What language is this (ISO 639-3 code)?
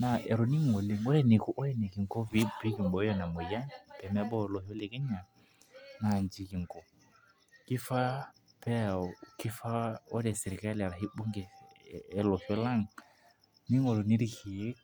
mas